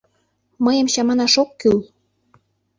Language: Mari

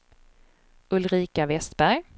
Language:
Swedish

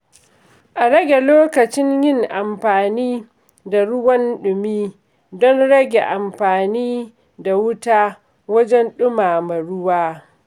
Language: Hausa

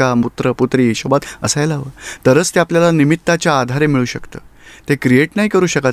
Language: Gujarati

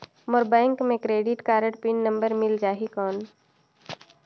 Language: Chhattisgarhi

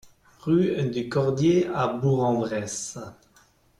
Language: French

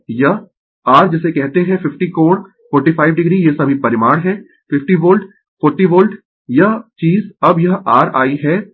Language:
Hindi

